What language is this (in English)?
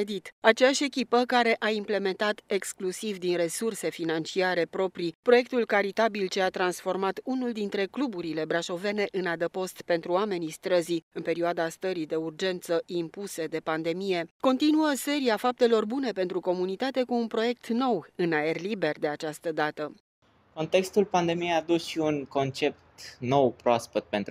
Romanian